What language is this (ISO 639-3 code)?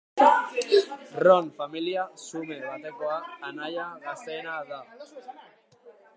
eus